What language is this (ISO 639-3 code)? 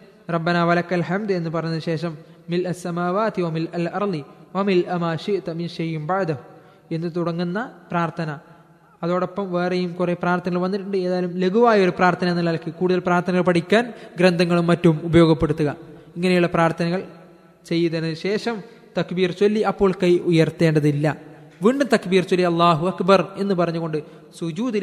mal